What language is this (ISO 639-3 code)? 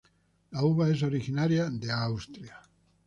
spa